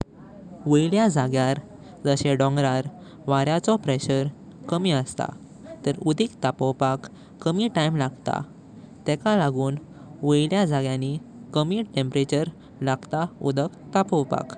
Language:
Konkani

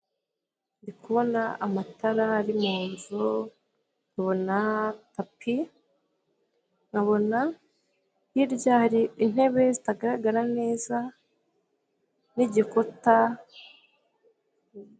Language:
Kinyarwanda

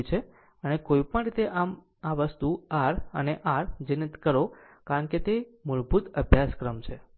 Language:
Gujarati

